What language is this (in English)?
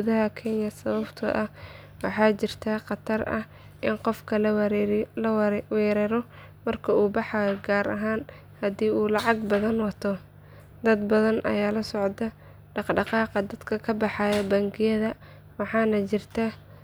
Somali